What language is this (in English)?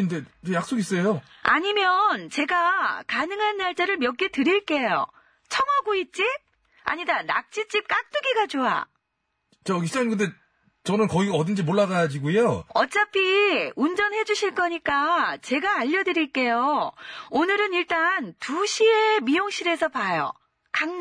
Korean